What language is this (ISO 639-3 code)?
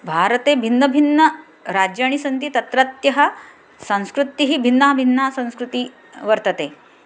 san